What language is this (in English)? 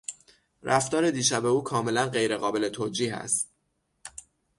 Persian